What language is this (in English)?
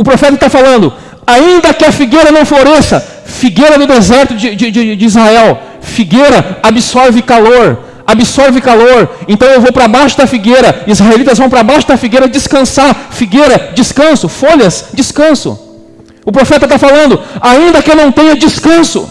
Portuguese